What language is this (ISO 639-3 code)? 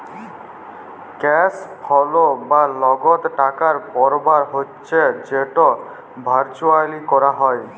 ben